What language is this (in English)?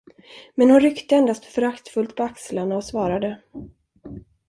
Swedish